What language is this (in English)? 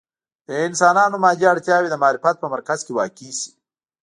Pashto